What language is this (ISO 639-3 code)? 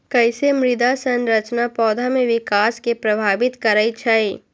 mag